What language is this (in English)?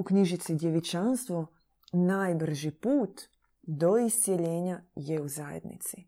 Croatian